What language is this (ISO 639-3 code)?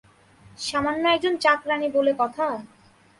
ben